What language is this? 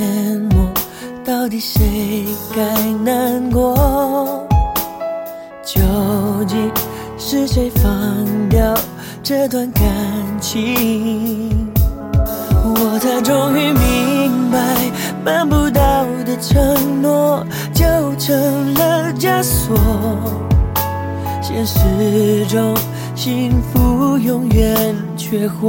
Chinese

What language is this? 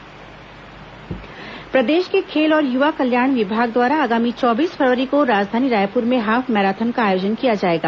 Hindi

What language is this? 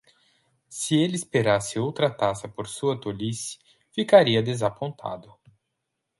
Portuguese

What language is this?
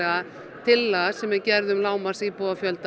Icelandic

